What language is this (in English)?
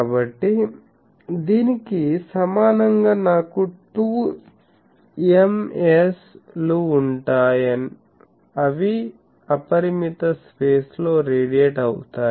Telugu